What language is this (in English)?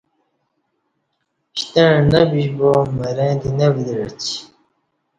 Kati